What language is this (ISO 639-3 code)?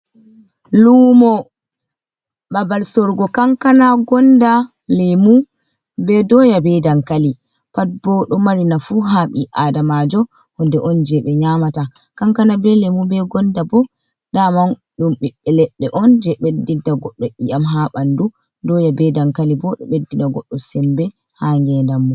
ful